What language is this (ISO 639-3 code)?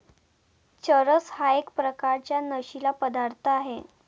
mar